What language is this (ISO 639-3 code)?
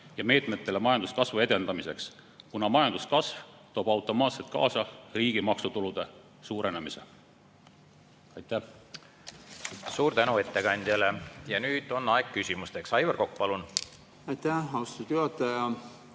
est